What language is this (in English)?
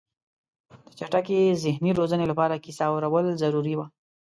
Pashto